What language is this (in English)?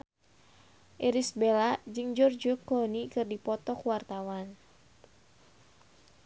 Sundanese